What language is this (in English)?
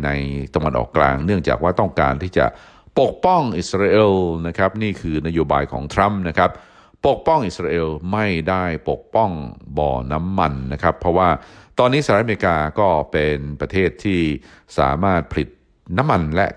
Thai